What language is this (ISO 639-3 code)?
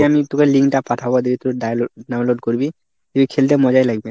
ben